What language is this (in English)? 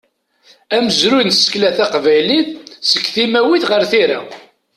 Kabyle